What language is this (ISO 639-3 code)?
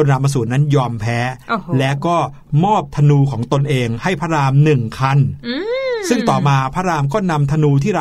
tha